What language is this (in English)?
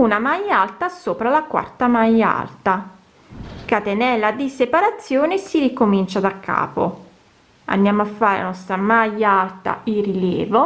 Italian